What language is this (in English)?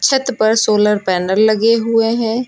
Hindi